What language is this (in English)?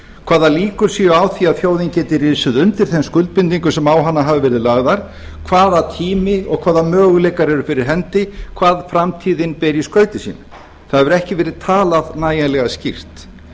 Icelandic